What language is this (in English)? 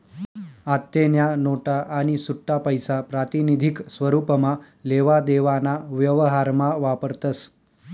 Marathi